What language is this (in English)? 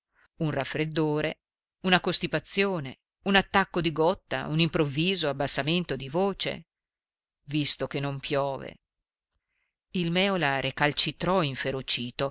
Italian